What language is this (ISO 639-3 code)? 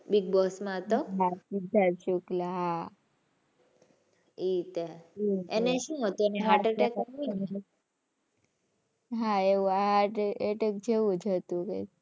guj